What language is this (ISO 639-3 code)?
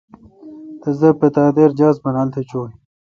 xka